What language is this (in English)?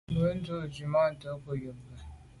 Medumba